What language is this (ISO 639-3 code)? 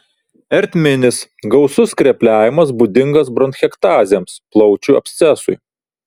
lit